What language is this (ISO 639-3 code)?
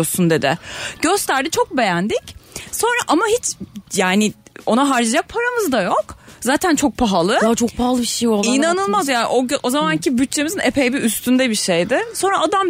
tur